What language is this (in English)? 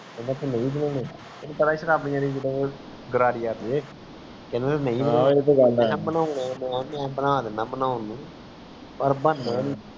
Punjabi